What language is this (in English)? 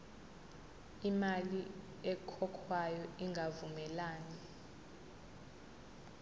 Zulu